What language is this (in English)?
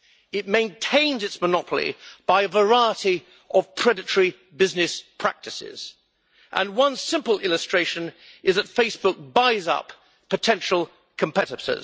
English